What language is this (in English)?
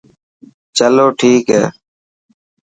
Dhatki